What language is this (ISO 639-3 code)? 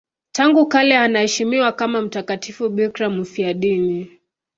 swa